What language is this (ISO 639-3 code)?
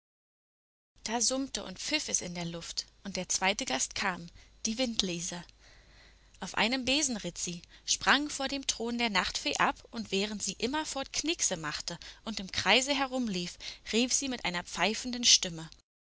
deu